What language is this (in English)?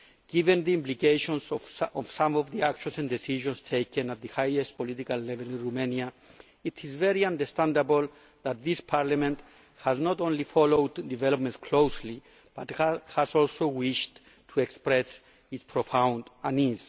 English